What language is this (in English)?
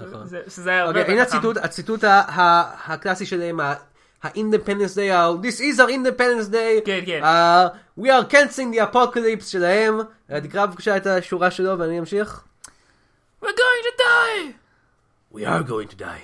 Hebrew